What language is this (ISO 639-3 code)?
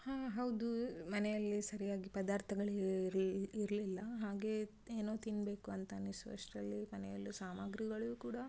kan